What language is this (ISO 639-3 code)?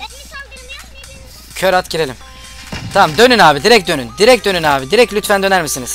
tur